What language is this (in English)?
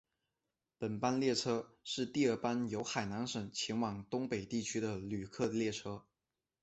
Chinese